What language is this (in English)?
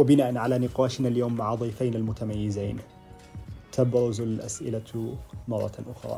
Arabic